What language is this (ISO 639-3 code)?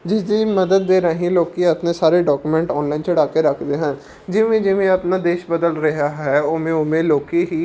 pan